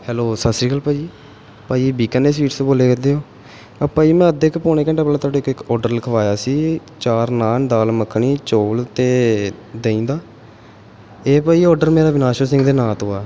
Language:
Punjabi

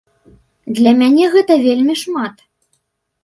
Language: Belarusian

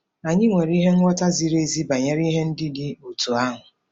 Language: Igbo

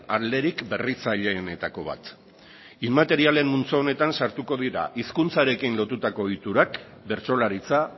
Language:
Basque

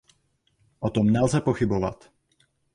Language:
Czech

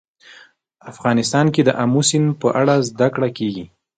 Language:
Pashto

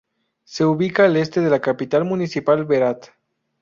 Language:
Spanish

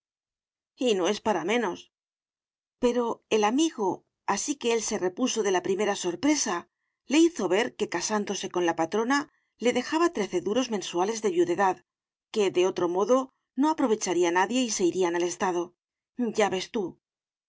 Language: Spanish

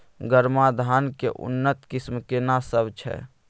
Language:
Maithili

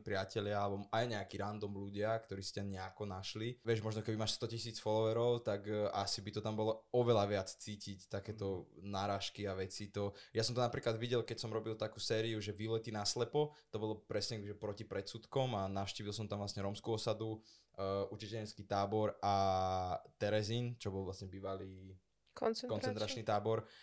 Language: Slovak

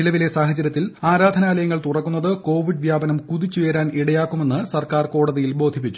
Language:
Malayalam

